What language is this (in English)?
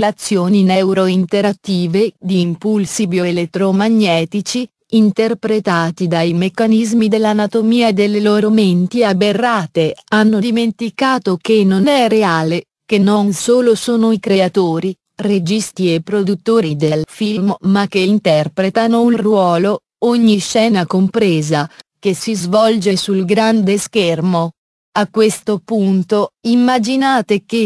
Italian